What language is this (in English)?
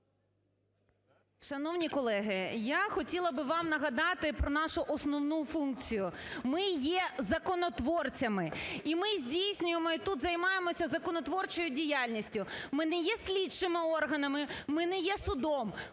Ukrainian